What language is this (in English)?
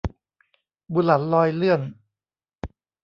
Thai